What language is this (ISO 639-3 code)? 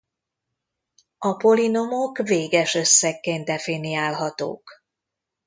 hun